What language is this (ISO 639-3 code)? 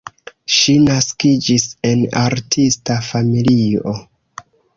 epo